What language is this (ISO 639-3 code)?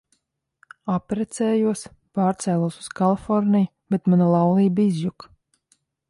lav